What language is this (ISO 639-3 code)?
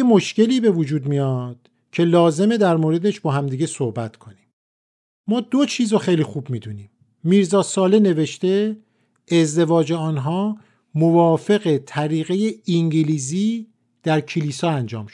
fas